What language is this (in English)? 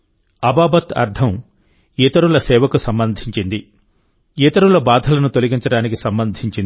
Telugu